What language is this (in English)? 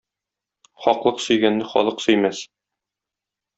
Tatar